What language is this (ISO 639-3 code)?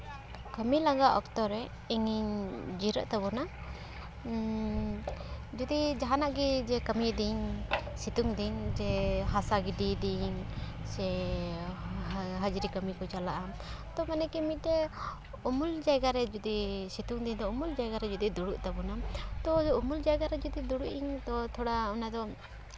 sat